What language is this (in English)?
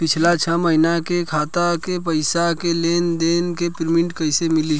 Bhojpuri